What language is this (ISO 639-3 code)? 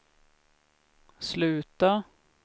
swe